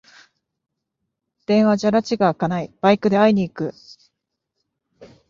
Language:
Japanese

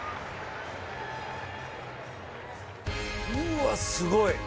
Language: Japanese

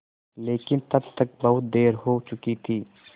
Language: Hindi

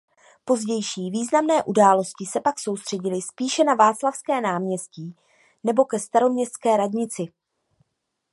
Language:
Czech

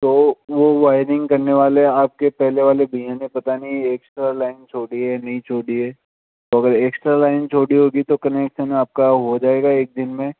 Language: Hindi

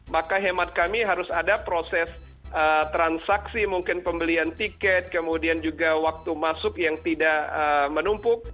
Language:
Indonesian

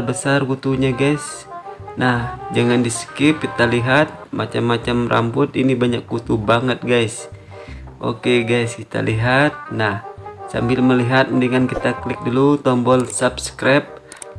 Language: Indonesian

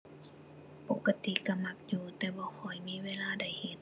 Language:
Thai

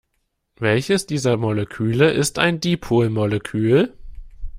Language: German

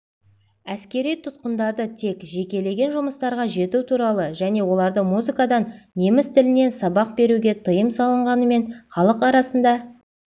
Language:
Kazakh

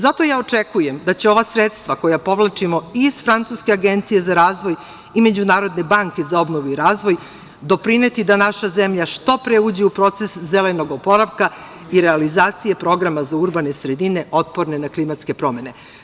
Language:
Serbian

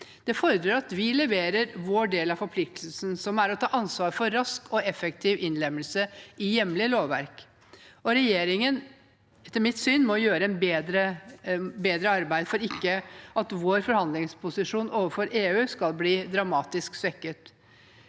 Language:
Norwegian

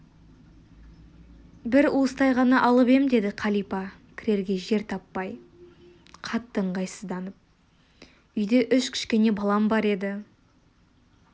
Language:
Kazakh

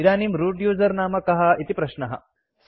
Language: Sanskrit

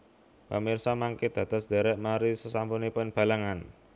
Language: Javanese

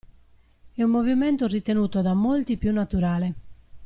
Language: Italian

